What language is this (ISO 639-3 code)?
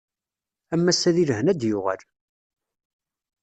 kab